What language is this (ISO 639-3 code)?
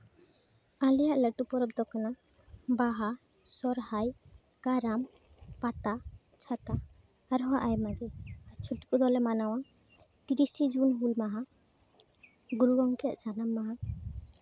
sat